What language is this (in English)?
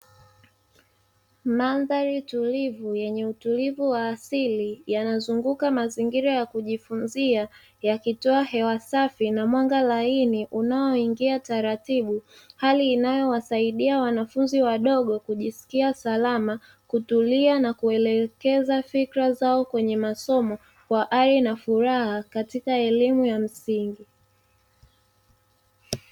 Swahili